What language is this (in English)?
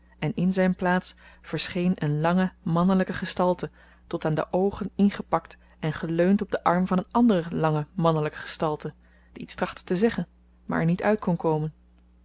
Dutch